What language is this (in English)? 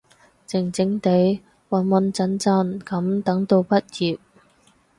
Cantonese